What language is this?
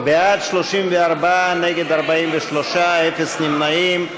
Hebrew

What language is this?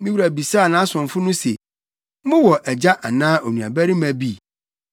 Akan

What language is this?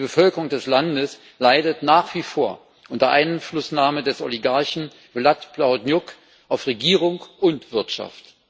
German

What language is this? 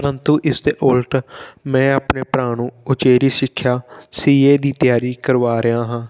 Punjabi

